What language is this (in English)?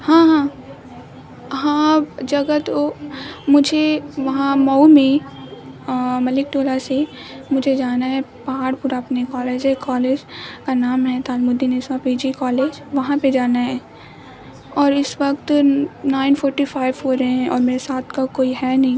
Urdu